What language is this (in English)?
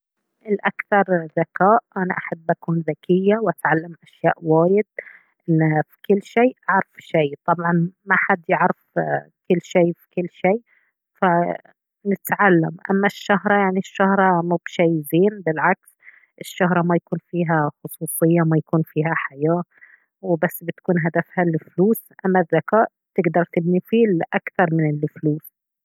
Baharna Arabic